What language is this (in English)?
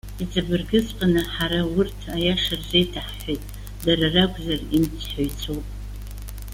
Abkhazian